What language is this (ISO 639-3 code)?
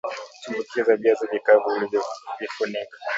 swa